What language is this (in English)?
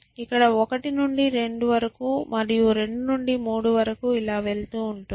Telugu